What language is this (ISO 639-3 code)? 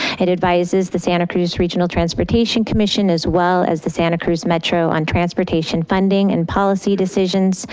eng